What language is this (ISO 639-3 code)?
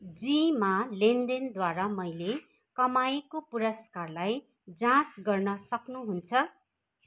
nep